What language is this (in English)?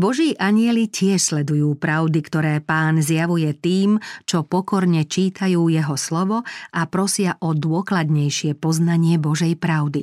Slovak